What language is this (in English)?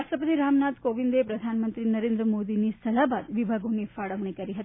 Gujarati